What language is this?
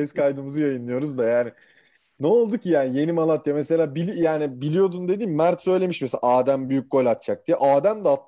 Turkish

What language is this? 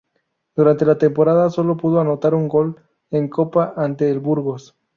Spanish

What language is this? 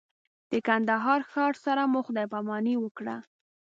Pashto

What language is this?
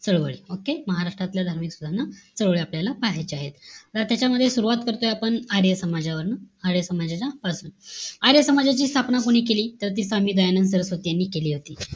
Marathi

